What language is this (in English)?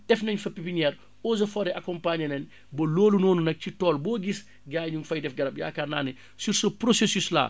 Wolof